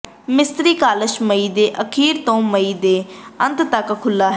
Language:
Punjabi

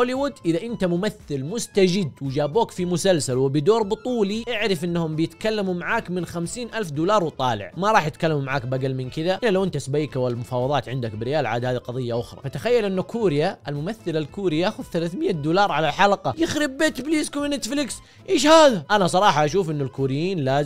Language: Arabic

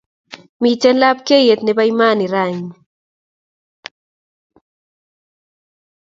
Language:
Kalenjin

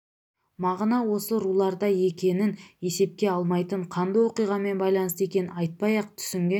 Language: Kazakh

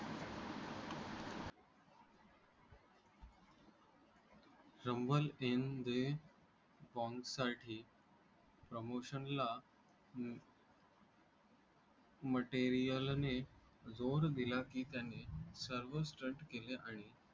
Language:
Marathi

